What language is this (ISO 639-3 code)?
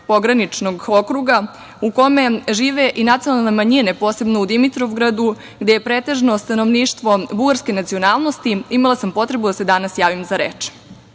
srp